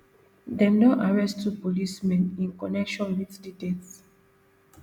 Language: Nigerian Pidgin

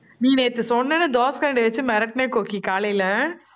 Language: Tamil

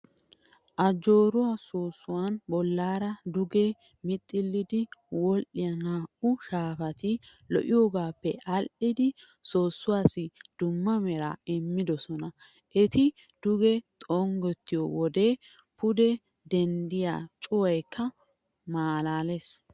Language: Wolaytta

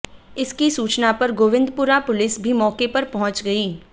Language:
Hindi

